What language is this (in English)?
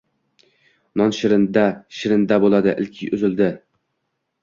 Uzbek